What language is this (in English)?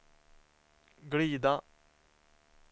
Swedish